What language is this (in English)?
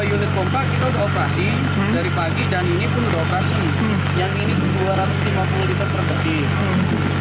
Indonesian